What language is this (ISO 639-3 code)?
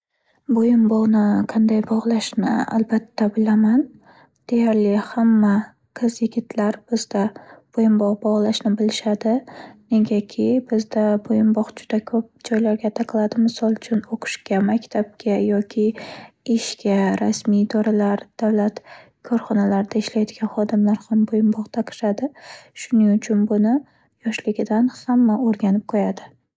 uzb